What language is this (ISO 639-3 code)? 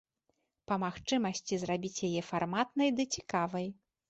bel